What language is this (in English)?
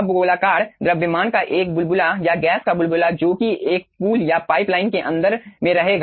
Hindi